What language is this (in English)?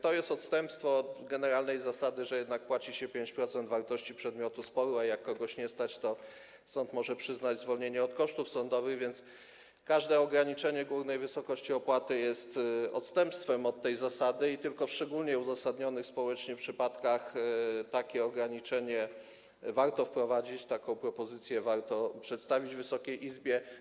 Polish